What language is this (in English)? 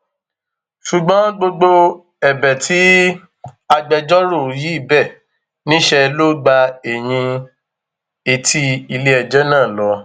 Yoruba